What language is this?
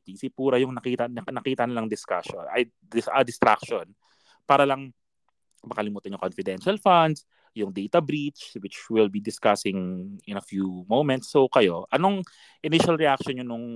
Filipino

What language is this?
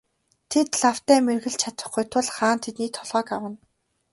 Mongolian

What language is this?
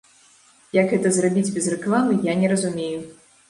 Belarusian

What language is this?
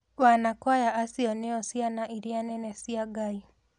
Kikuyu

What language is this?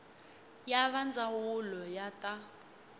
Tsonga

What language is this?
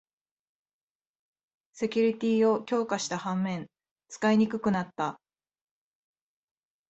Japanese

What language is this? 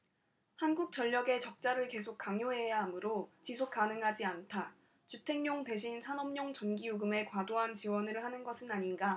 Korean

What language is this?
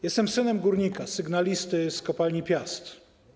Polish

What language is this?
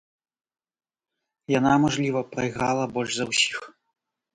Belarusian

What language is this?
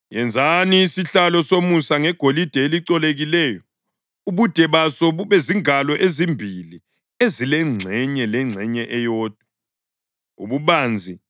North Ndebele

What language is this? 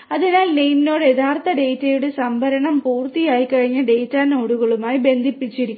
Malayalam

